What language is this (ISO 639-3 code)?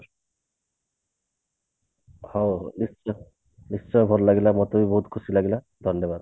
ori